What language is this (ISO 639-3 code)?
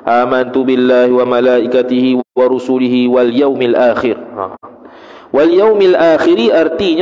msa